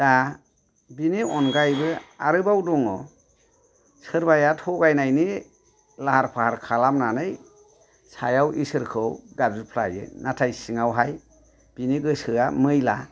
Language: Bodo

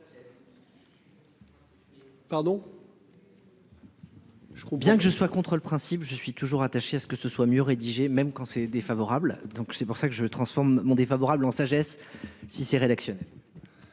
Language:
French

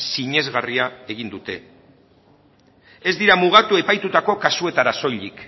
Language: Basque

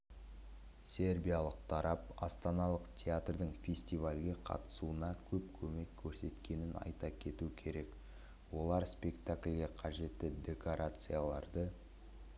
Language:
Kazakh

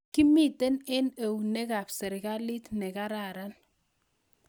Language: Kalenjin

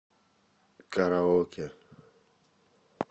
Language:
Russian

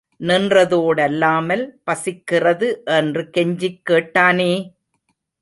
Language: Tamil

